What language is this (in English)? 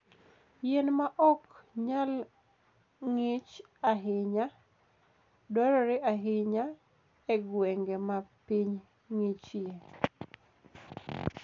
Luo (Kenya and Tanzania)